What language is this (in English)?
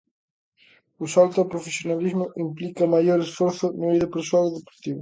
Galician